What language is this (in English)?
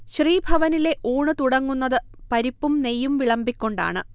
Malayalam